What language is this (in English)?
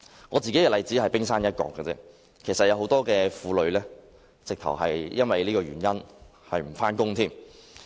Cantonese